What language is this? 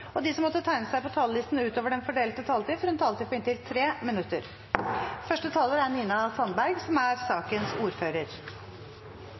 Norwegian Bokmål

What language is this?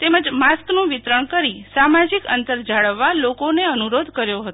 Gujarati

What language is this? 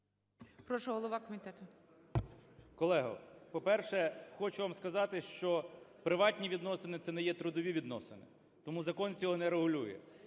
Ukrainian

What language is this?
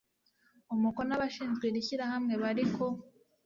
Kinyarwanda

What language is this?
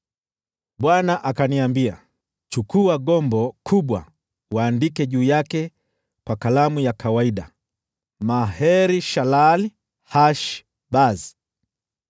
Swahili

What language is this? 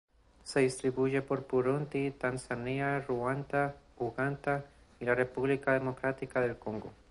Spanish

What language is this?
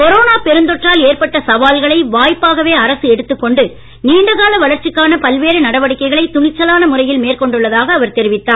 Tamil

